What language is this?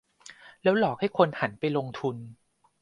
Thai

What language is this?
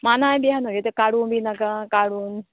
Konkani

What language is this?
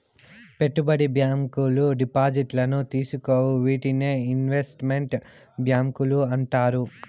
Telugu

